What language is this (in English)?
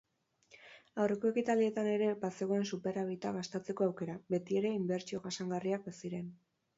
Basque